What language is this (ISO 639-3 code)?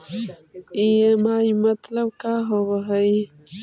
mag